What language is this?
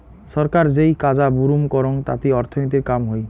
Bangla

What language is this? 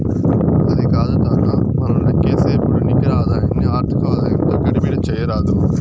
Telugu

